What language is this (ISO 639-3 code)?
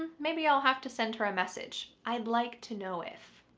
eng